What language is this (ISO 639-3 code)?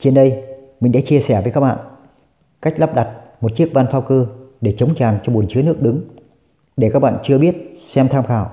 vie